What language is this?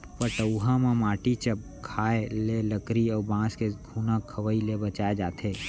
Chhattisgarhi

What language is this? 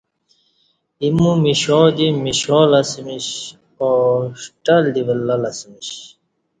Kati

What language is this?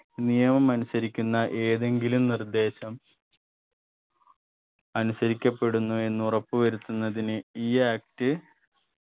Malayalam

